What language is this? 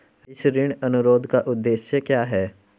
Hindi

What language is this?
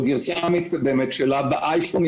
Hebrew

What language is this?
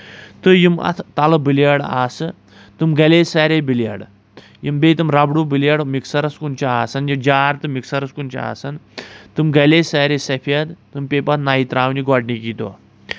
Kashmiri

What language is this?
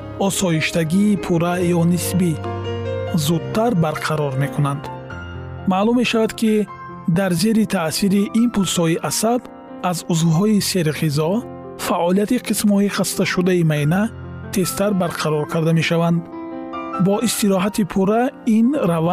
Persian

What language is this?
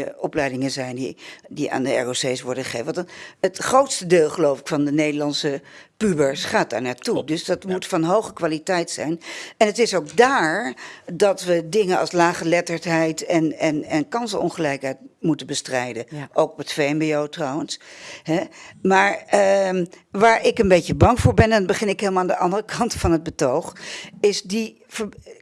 Dutch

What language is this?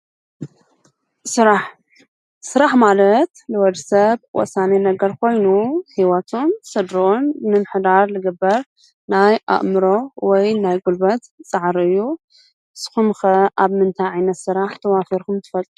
Tigrinya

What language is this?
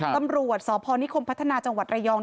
Thai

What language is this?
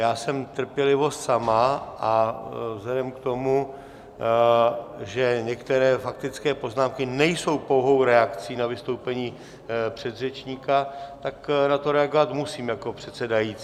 Czech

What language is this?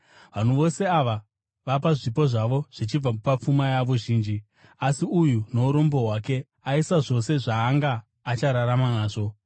Shona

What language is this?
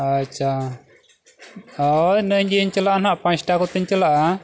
Santali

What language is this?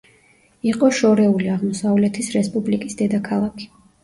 Georgian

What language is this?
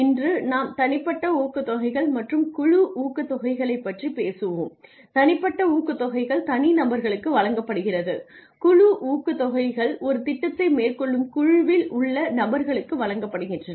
Tamil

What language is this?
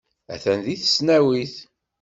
Kabyle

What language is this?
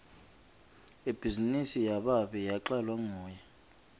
Swati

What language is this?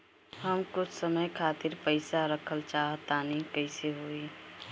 Bhojpuri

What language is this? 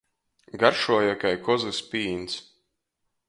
Latgalian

